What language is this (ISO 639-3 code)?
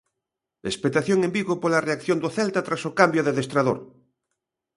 glg